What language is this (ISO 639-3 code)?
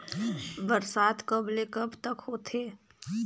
hne